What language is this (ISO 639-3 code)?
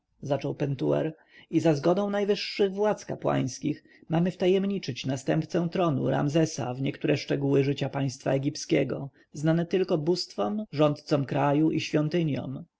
pol